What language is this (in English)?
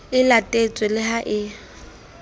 Southern Sotho